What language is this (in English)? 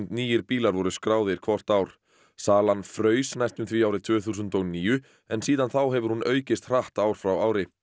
Icelandic